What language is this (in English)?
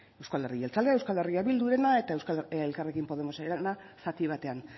Basque